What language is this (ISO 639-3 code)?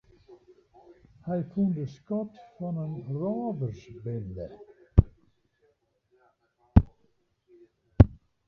fry